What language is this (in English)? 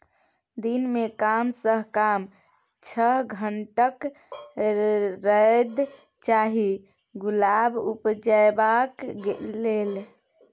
Maithili